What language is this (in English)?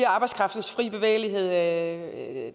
Danish